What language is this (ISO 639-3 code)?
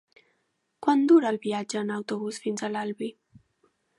cat